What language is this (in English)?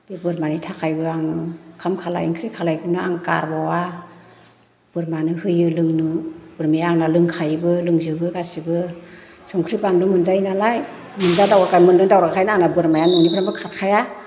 Bodo